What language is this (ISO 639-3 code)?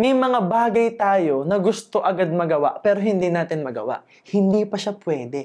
fil